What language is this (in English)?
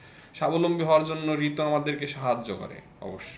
Bangla